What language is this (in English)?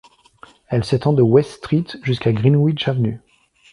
French